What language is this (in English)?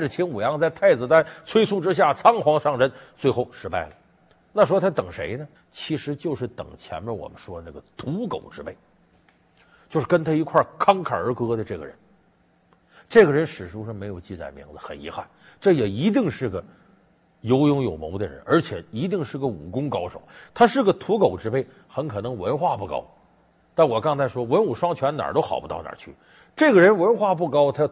Chinese